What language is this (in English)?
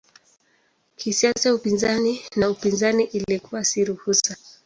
Swahili